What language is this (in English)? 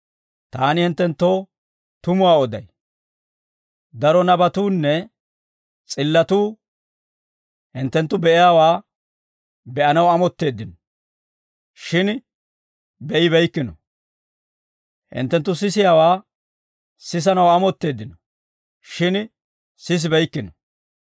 Dawro